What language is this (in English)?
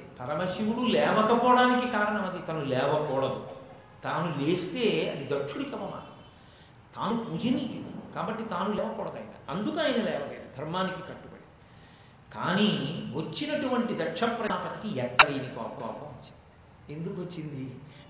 Telugu